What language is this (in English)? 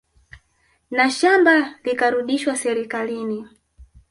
Swahili